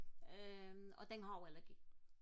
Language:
Danish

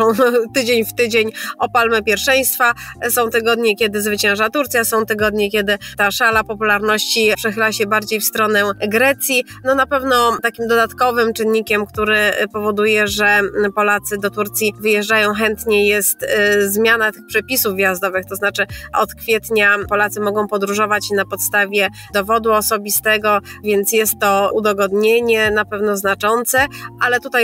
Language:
Polish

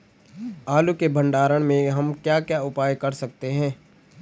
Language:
Hindi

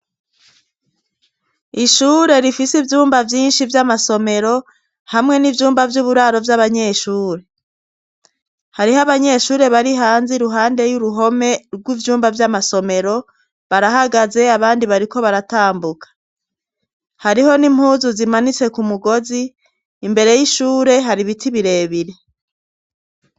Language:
Rundi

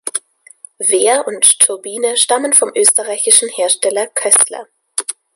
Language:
German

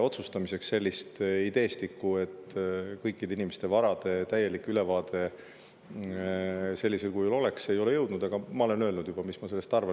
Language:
Estonian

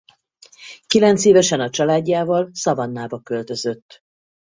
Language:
Hungarian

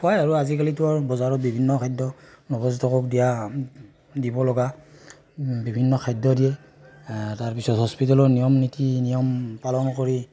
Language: Assamese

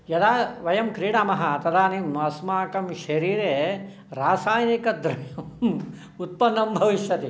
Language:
Sanskrit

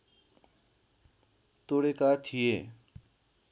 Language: Nepali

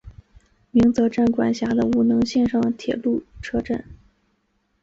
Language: Chinese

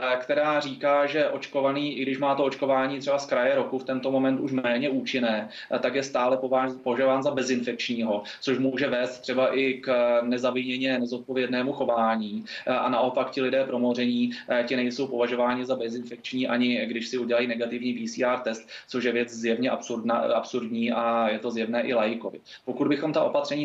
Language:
Czech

